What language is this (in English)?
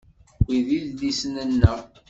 Kabyle